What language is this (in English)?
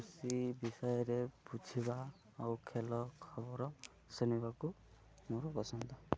Odia